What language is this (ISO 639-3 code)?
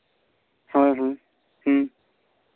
sat